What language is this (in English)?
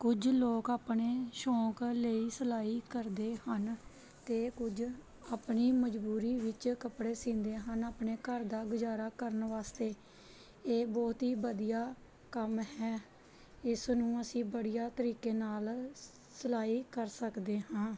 Punjabi